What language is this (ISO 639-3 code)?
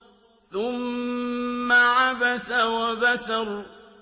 ara